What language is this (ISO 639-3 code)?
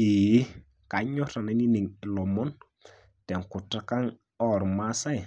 mas